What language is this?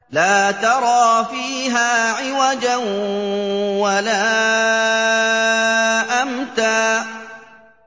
Arabic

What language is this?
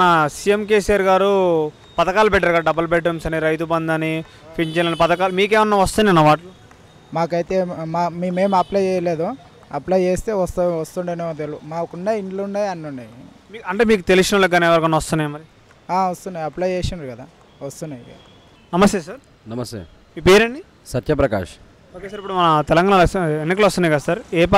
Hindi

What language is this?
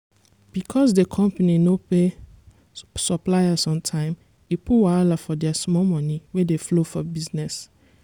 Nigerian Pidgin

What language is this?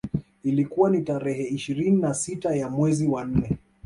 Swahili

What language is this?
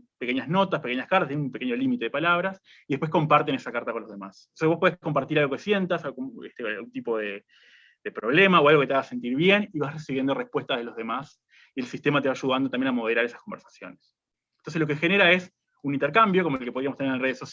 Spanish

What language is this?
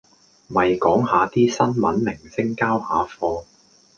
Cantonese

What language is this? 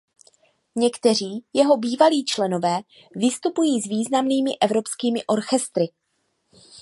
Czech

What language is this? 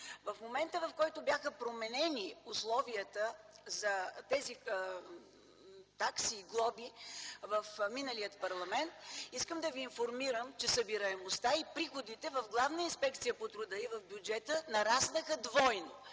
Bulgarian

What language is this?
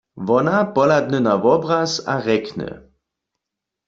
Upper Sorbian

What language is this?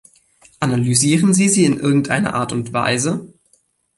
German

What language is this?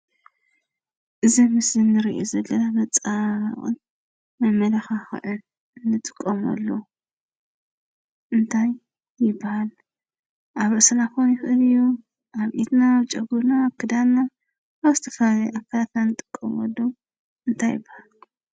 Tigrinya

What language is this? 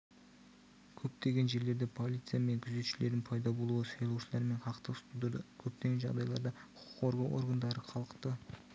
Kazakh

